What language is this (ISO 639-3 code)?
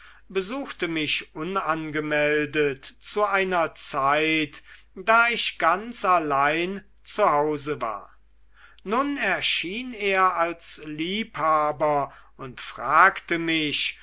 deu